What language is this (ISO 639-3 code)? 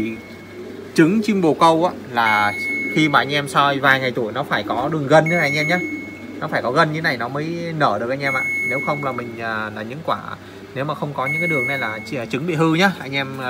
vie